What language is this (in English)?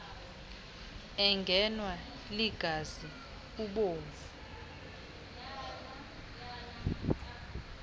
Xhosa